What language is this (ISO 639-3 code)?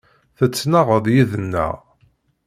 kab